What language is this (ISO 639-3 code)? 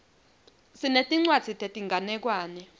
ssw